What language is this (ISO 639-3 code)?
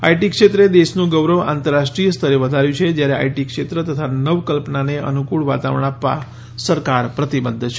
guj